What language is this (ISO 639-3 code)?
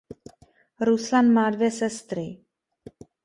ces